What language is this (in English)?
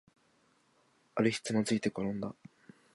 Japanese